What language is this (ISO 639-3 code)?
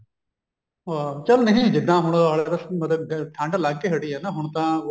pan